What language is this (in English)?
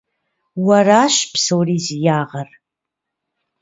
Kabardian